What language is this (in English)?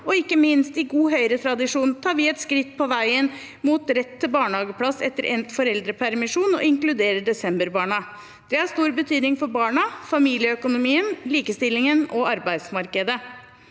Norwegian